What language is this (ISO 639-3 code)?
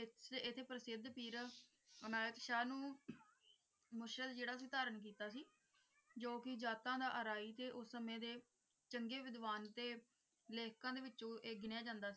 pan